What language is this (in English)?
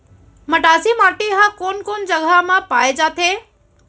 Chhattisgarhi